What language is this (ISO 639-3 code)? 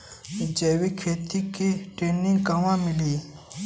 bho